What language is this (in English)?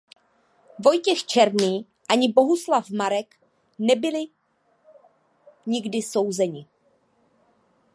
Czech